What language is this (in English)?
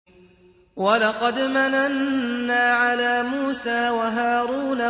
Arabic